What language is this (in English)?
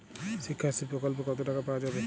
Bangla